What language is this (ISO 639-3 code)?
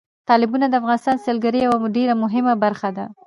pus